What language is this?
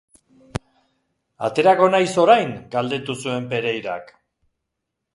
Basque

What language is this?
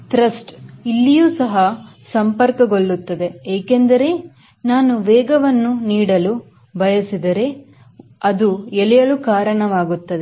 Kannada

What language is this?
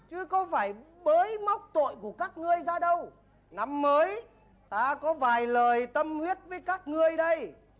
Vietnamese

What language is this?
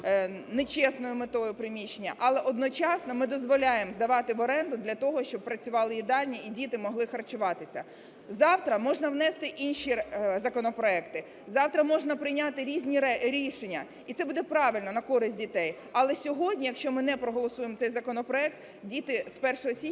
Ukrainian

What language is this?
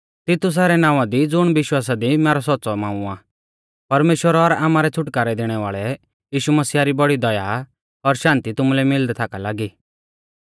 Mahasu Pahari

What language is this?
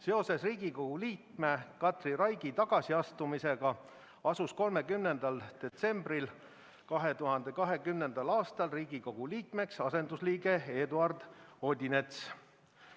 Estonian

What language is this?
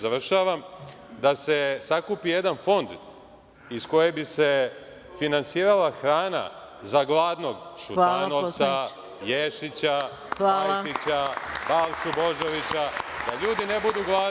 Serbian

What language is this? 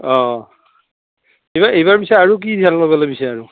Assamese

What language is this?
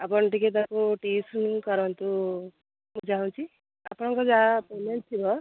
Odia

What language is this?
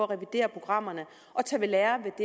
Danish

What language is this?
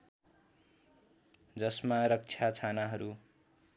Nepali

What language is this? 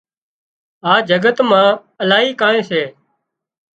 Wadiyara Koli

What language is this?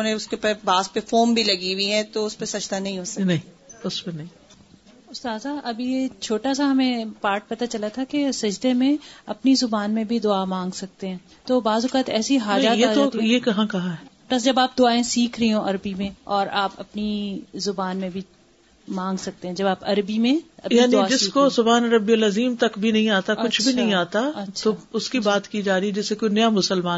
Urdu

